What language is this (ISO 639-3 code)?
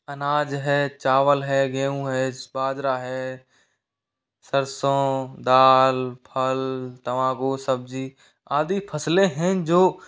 hin